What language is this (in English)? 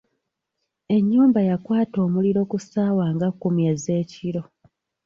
Ganda